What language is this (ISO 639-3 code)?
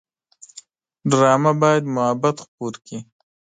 pus